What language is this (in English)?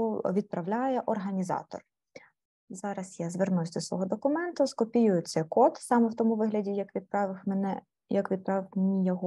Ukrainian